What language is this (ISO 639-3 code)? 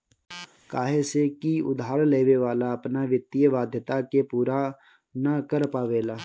bho